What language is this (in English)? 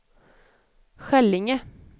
Swedish